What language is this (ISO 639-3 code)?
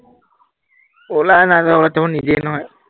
asm